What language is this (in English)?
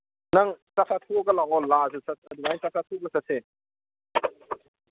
Manipuri